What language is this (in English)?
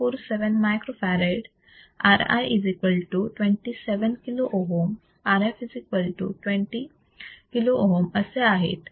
Marathi